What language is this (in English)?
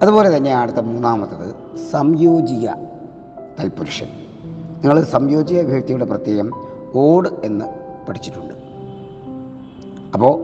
Malayalam